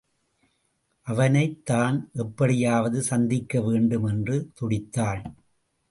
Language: Tamil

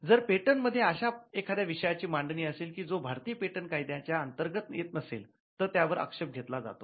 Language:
Marathi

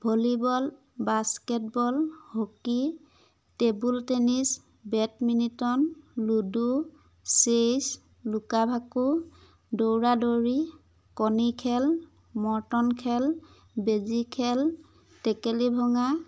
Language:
Assamese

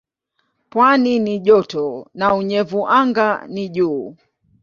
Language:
Swahili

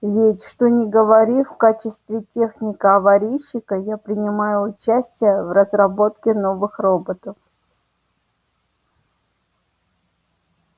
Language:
Russian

